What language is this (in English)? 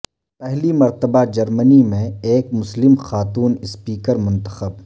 Urdu